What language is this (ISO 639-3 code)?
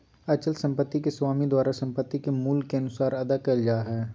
mag